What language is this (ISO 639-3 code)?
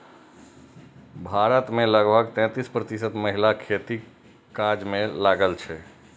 mai